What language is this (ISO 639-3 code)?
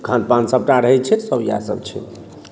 mai